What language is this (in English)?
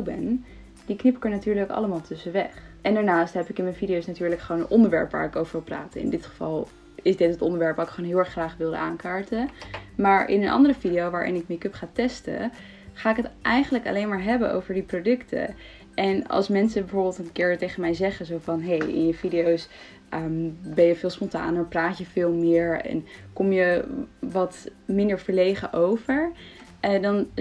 Dutch